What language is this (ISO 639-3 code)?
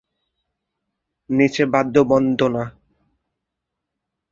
ben